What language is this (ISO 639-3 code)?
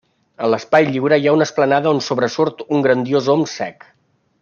cat